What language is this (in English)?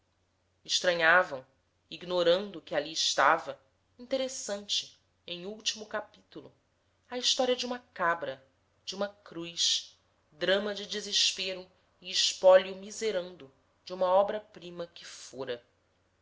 Portuguese